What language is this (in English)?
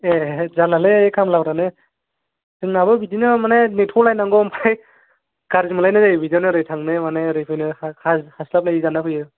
Bodo